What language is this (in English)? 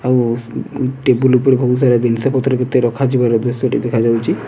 Odia